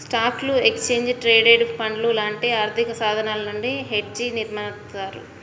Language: Telugu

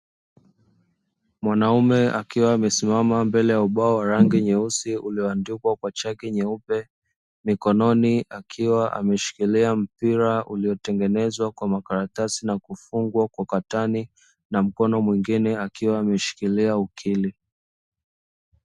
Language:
Swahili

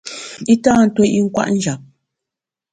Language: Bamun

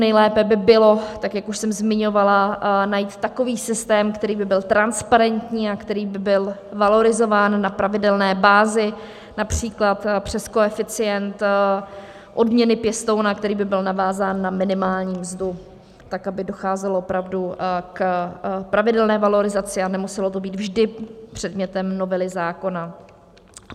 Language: Czech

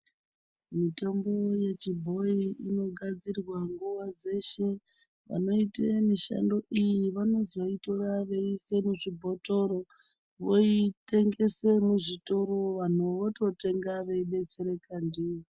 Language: Ndau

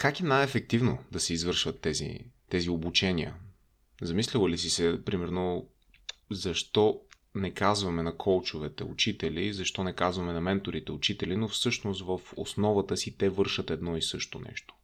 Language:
Bulgarian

